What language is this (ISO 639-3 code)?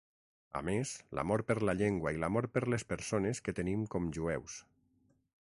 cat